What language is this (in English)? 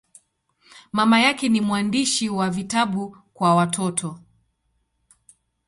Swahili